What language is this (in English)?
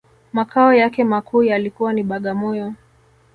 Swahili